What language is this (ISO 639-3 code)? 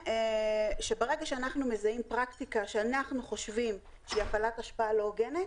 heb